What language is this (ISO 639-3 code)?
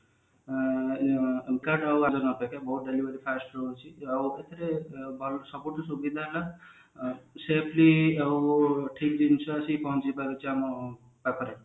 ori